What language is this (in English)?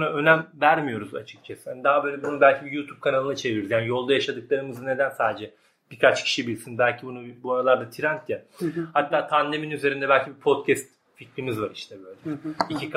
Turkish